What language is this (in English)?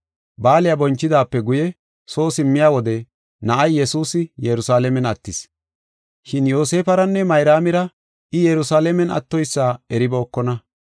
Gofa